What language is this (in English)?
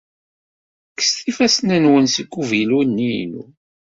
Kabyle